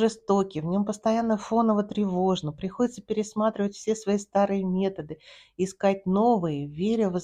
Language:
Russian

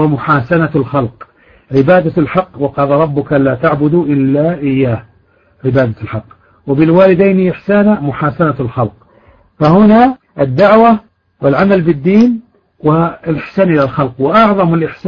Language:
Arabic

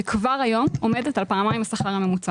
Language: Hebrew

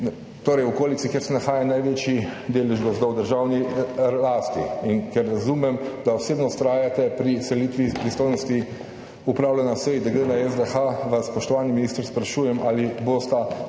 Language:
Slovenian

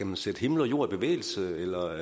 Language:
Danish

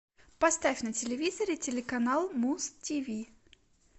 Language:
Russian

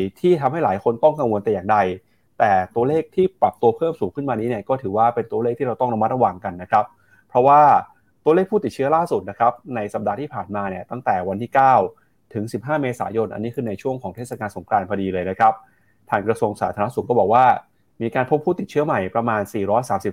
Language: Thai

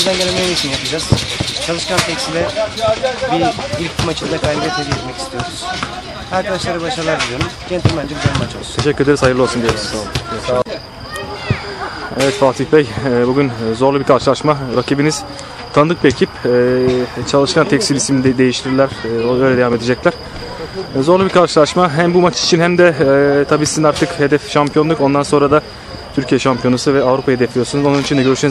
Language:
Turkish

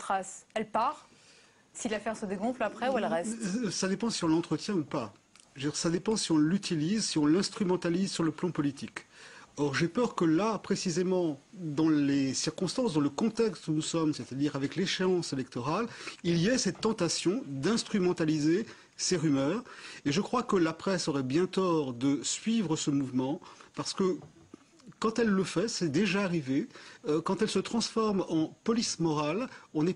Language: French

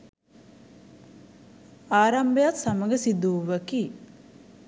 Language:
Sinhala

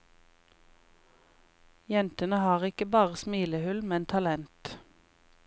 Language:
Norwegian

